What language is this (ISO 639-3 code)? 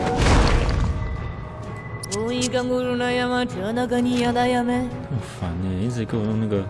zho